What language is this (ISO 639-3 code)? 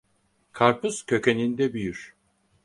tur